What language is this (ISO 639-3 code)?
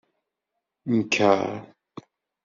kab